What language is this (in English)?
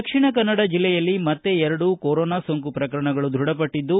Kannada